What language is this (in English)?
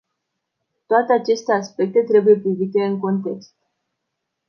Romanian